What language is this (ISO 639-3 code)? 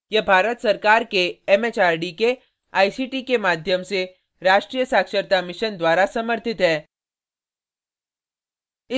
hin